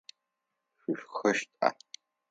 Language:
Adyghe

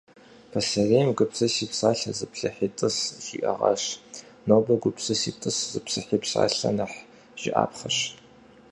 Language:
Kabardian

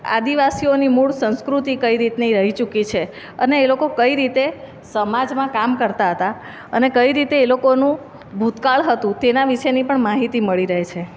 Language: Gujarati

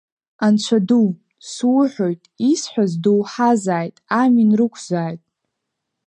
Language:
Abkhazian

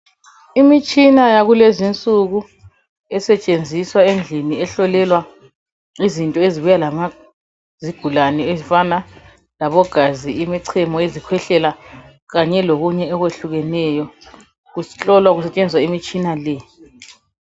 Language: North Ndebele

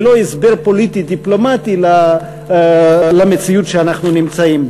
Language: Hebrew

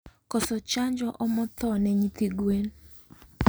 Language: Luo (Kenya and Tanzania)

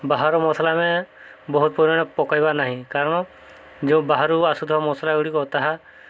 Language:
Odia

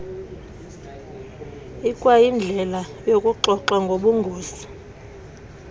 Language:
Xhosa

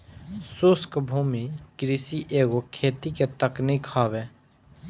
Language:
Bhojpuri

